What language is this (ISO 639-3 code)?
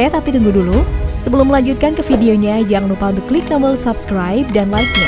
ind